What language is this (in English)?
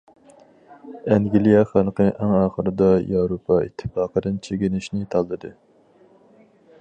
Uyghur